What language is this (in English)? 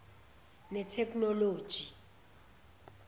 Zulu